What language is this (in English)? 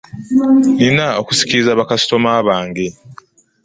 Ganda